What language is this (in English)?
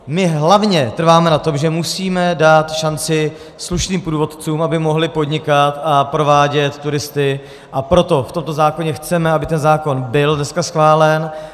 Czech